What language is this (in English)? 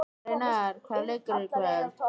Icelandic